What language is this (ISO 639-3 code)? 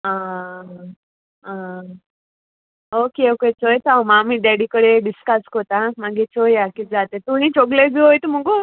kok